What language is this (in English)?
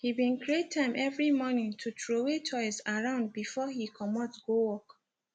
Nigerian Pidgin